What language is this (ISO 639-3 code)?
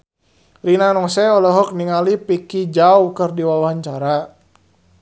sun